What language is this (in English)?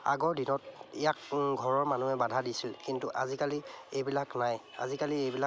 Assamese